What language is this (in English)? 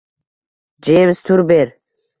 Uzbek